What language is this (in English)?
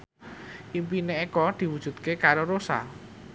Javanese